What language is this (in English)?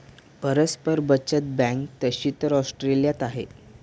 Marathi